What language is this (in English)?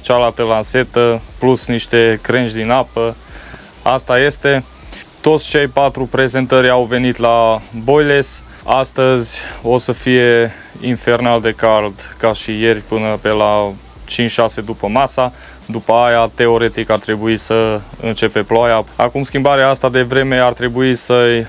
Romanian